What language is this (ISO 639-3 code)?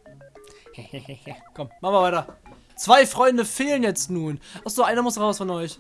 deu